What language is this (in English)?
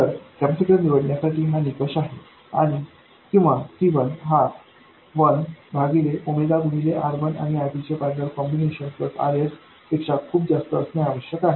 Marathi